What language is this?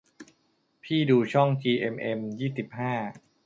Thai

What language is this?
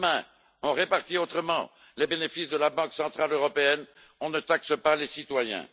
French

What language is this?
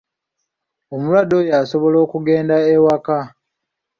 Ganda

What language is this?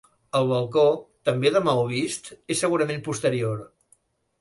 Catalan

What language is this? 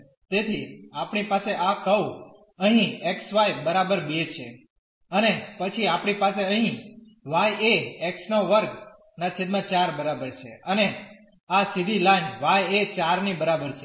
Gujarati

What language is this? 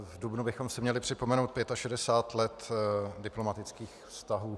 Czech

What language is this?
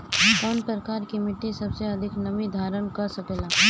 Bhojpuri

